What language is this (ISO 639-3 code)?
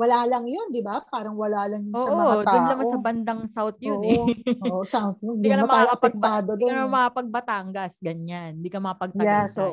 fil